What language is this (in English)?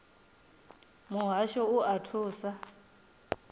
Venda